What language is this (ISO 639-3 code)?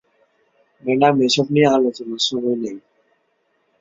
ben